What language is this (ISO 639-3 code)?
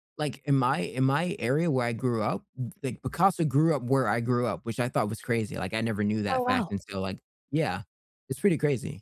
eng